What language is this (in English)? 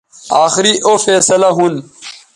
Bateri